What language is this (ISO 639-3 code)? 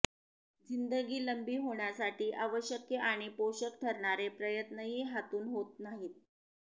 mar